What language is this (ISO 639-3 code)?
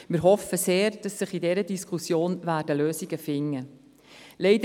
gsw